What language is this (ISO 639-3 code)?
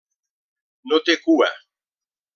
cat